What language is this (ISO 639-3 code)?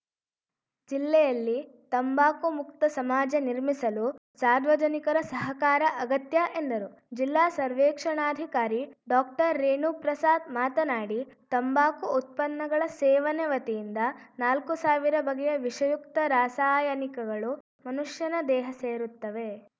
kan